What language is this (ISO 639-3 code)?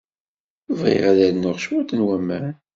kab